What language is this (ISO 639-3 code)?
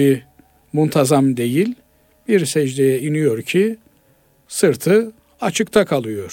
tur